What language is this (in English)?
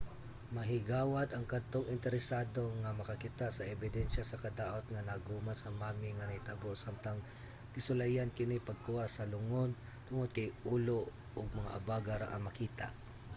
Cebuano